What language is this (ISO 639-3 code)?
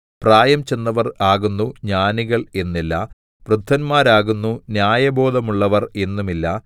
mal